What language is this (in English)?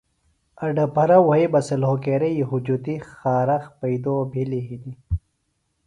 Phalura